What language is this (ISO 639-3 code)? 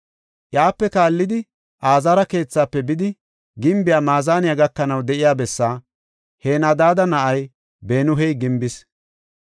gof